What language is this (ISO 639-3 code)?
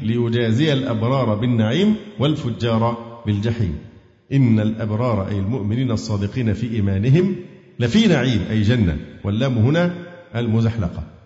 ara